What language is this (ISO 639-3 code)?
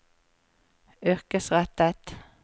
nor